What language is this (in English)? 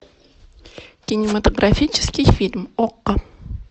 Russian